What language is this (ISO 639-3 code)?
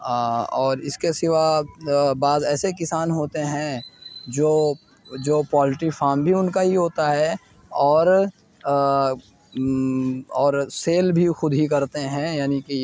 urd